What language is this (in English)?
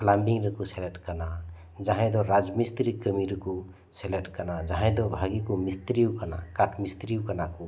Santali